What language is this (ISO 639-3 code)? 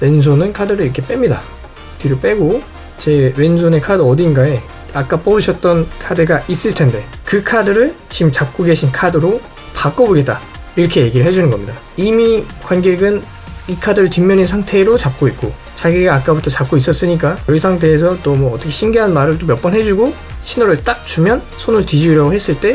kor